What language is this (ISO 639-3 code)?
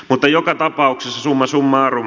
fin